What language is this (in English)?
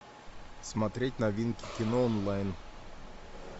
Russian